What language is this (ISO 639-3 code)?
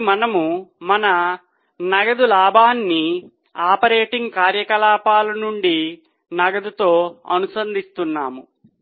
tel